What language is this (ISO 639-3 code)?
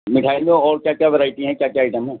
urd